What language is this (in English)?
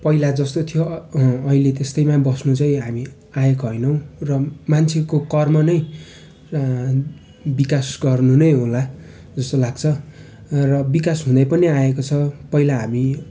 Nepali